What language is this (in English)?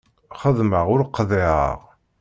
Kabyle